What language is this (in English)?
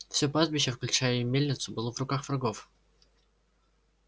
Russian